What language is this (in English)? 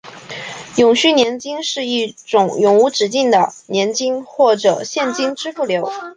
Chinese